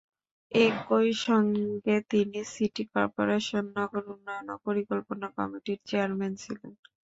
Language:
Bangla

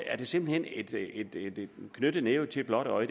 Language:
Danish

